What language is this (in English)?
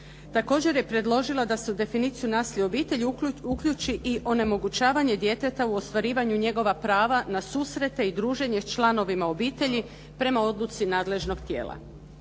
Croatian